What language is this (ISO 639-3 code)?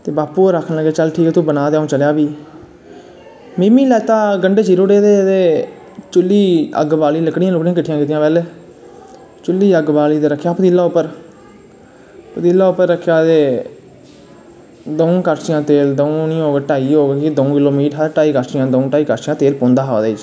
doi